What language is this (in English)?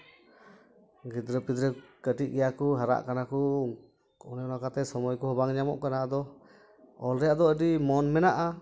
Santali